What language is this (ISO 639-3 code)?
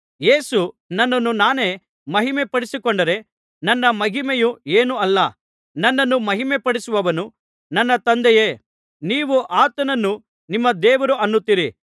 kan